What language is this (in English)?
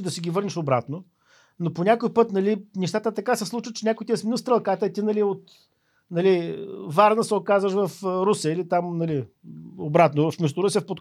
Bulgarian